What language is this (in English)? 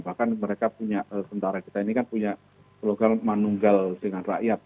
Indonesian